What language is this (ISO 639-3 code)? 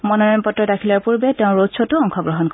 asm